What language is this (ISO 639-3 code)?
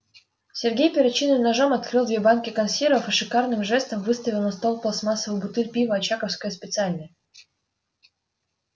rus